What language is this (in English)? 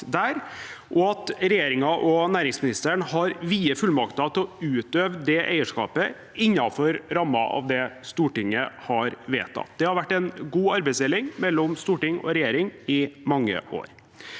Norwegian